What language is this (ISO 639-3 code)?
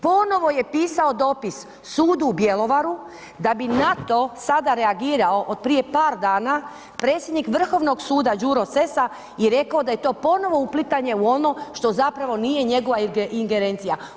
hrv